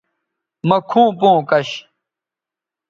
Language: Bateri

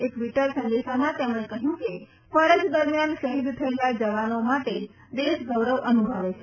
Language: Gujarati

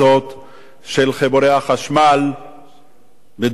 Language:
Hebrew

